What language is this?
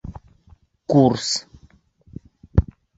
Bashkir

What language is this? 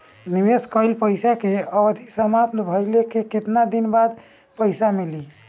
Bhojpuri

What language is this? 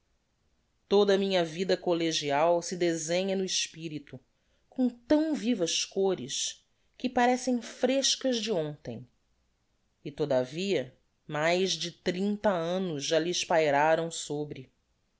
Portuguese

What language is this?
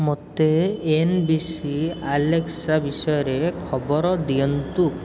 Odia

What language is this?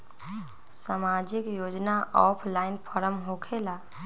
Magahi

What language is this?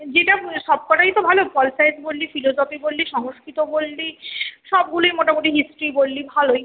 Bangla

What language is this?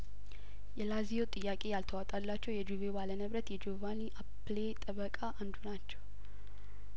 Amharic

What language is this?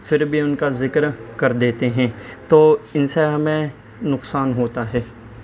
Urdu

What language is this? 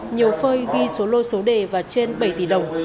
Vietnamese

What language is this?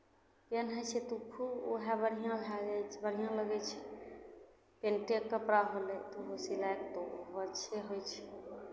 Maithili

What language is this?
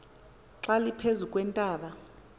Xhosa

